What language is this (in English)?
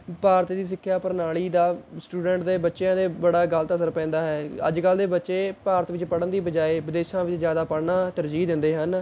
Punjabi